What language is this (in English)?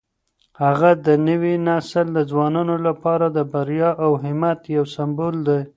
Pashto